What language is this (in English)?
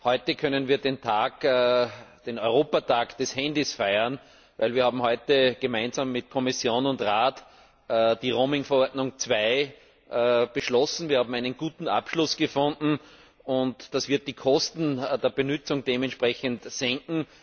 German